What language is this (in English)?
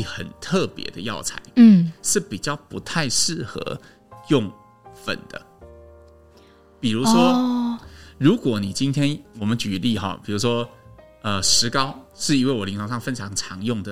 Chinese